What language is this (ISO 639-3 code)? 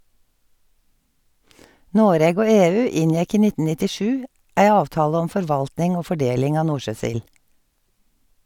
nor